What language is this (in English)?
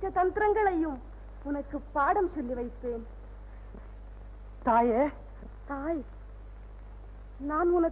Tamil